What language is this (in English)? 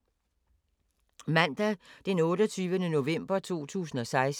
Danish